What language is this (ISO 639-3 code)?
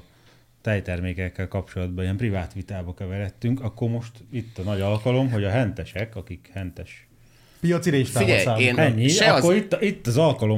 hun